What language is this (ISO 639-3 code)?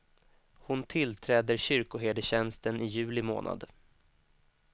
swe